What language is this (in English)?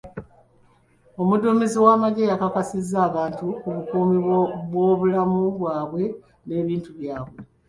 Ganda